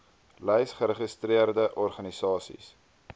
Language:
Afrikaans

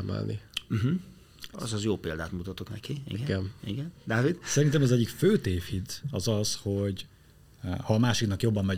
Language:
Hungarian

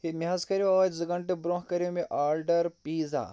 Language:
Kashmiri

